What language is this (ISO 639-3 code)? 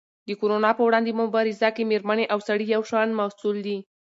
pus